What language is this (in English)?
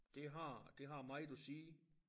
Danish